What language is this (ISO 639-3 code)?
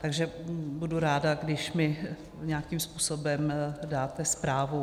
ces